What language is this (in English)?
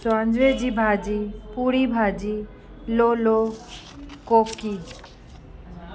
Sindhi